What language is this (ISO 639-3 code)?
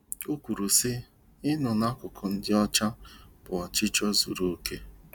ibo